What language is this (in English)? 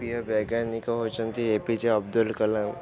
Odia